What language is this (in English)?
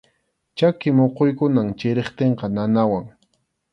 Arequipa-La Unión Quechua